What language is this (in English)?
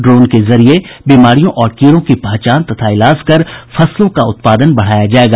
Hindi